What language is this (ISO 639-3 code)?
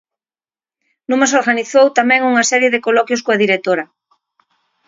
glg